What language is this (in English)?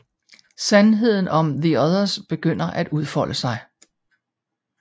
Danish